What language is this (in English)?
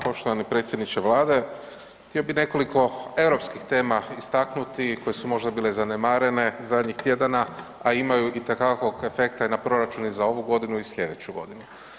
Croatian